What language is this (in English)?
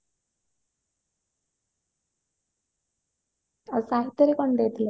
Odia